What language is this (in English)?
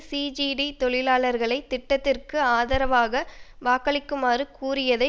Tamil